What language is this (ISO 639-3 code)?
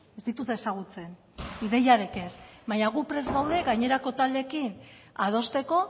eus